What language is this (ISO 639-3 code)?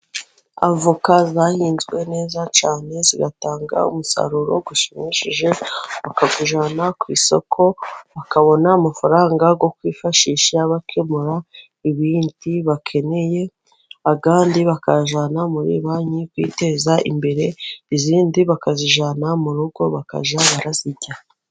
kin